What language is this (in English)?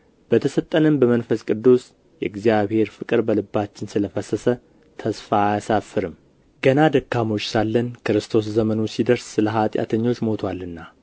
Amharic